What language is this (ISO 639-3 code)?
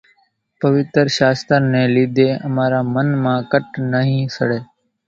gjk